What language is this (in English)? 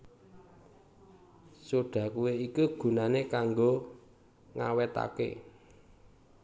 Javanese